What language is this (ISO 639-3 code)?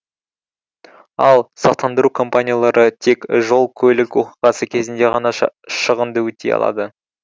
kaz